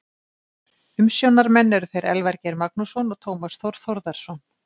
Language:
Icelandic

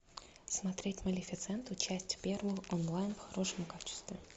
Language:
Russian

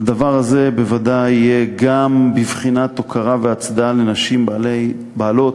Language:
Hebrew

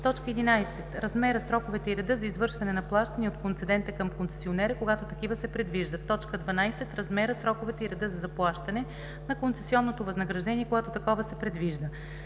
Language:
Bulgarian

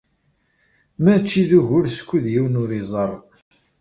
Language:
Kabyle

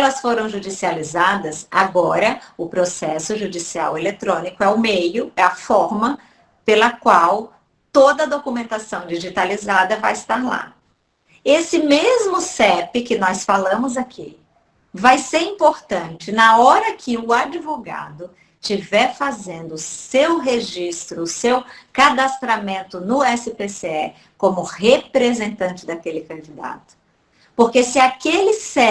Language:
Portuguese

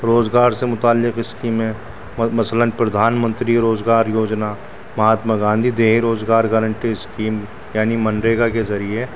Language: Urdu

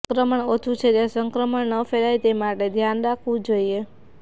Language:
Gujarati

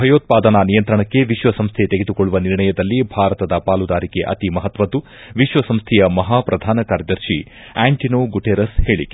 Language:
Kannada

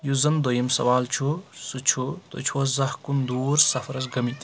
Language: Kashmiri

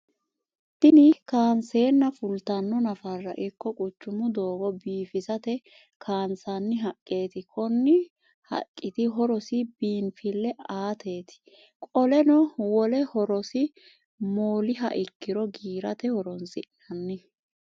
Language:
Sidamo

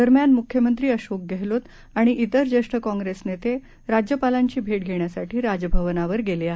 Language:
Marathi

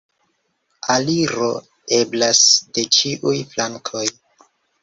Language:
Esperanto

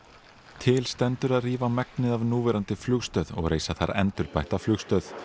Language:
Icelandic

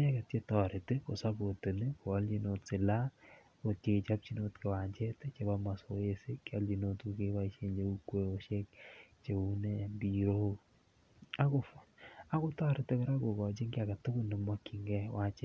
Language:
Kalenjin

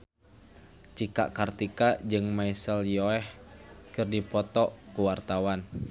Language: Sundanese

